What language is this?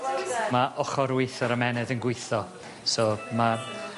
Welsh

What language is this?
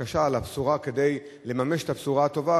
Hebrew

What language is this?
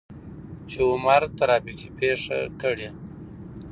Pashto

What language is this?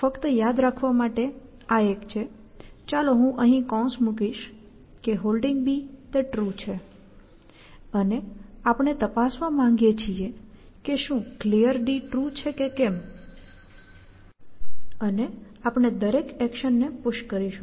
Gujarati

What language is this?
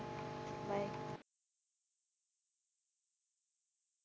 Punjabi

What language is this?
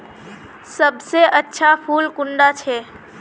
Magahi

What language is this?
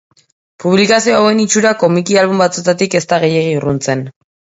Basque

